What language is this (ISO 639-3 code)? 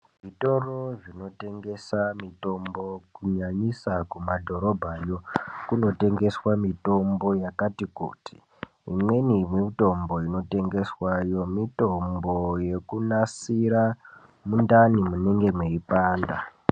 ndc